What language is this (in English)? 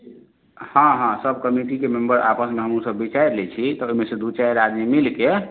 Maithili